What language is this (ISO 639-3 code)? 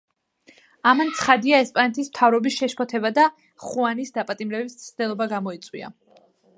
kat